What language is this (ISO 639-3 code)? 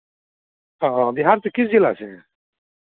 hin